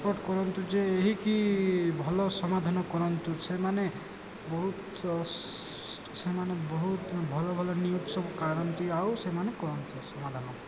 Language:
Odia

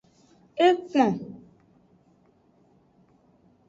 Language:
Aja (Benin)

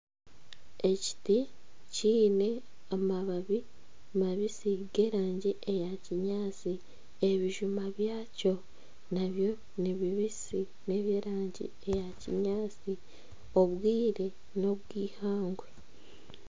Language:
Nyankole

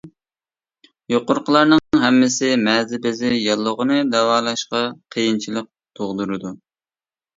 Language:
Uyghur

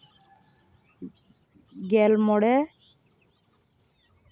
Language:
Santali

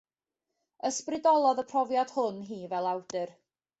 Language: Welsh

